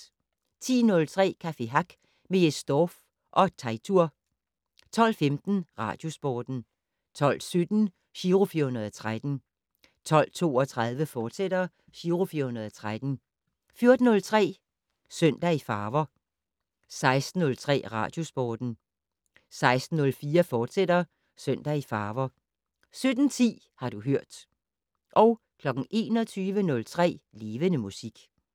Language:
Danish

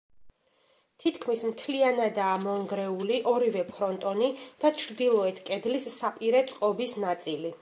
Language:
Georgian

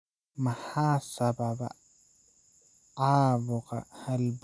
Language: Somali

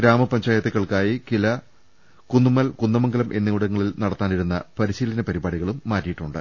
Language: Malayalam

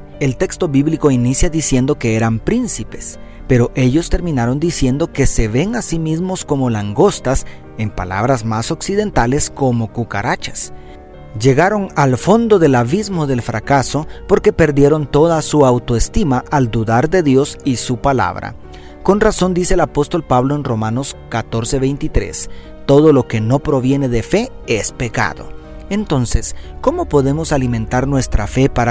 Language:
Spanish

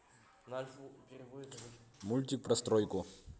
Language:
Russian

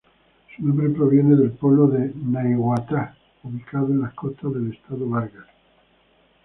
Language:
Spanish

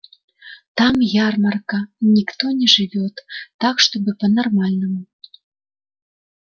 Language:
Russian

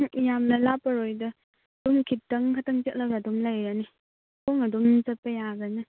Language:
Manipuri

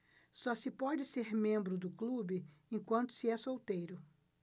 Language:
Portuguese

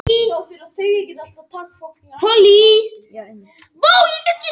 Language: Icelandic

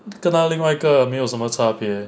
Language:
English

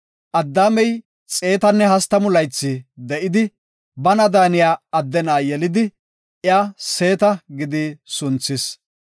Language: Gofa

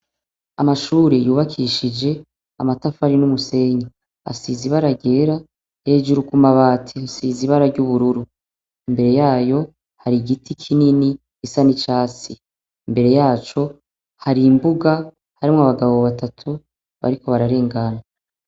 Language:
Rundi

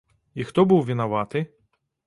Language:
Belarusian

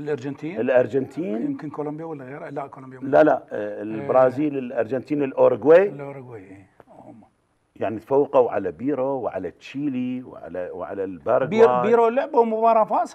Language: Arabic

